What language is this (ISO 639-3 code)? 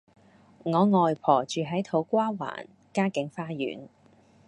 yue